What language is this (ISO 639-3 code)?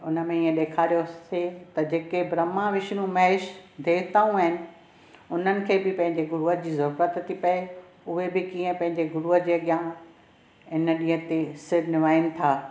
snd